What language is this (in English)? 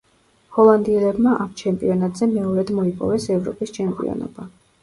Georgian